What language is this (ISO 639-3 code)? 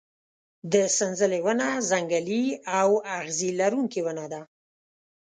pus